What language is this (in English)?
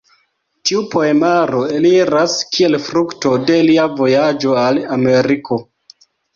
Esperanto